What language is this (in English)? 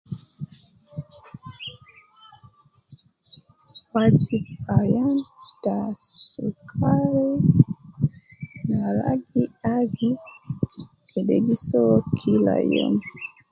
Nubi